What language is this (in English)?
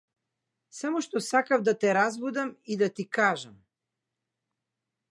Macedonian